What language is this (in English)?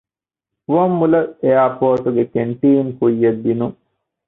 Divehi